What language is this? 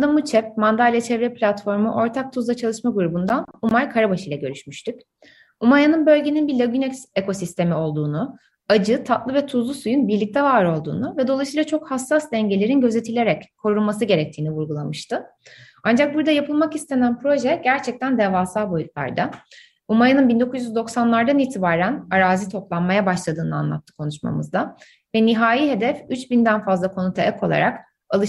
Turkish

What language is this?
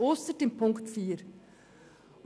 Swiss German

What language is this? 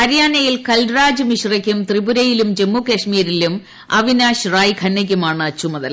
Malayalam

